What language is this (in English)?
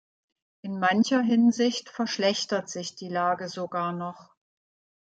German